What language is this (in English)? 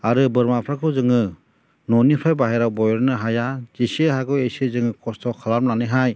Bodo